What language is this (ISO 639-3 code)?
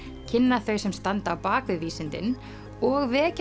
isl